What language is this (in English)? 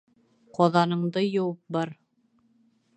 Bashkir